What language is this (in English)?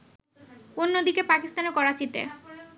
Bangla